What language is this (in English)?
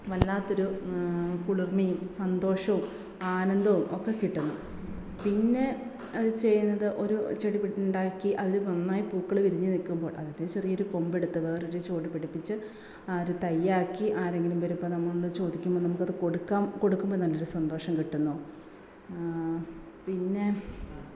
Malayalam